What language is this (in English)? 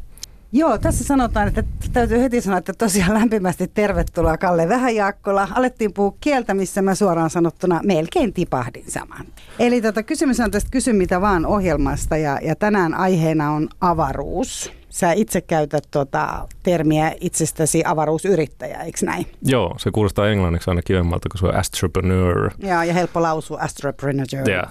Finnish